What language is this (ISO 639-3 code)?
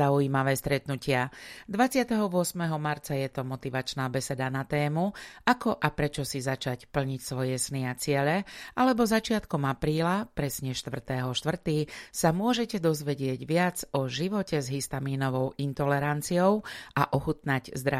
slk